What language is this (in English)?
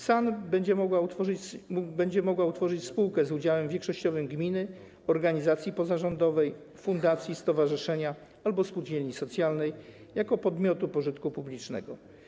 Polish